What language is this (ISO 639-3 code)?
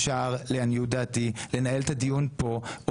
heb